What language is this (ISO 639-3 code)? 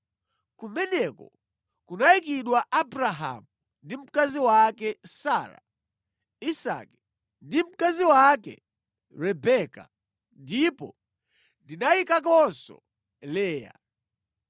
nya